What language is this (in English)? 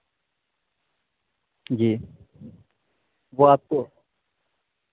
Urdu